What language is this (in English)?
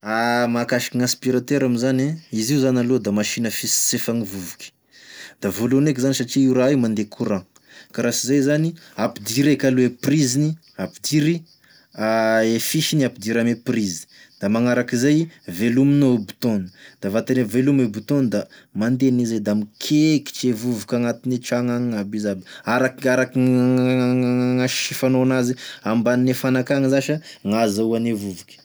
Tesaka Malagasy